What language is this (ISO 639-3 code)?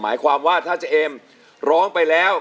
tha